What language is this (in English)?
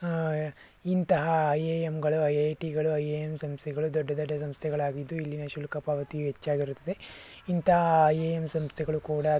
Kannada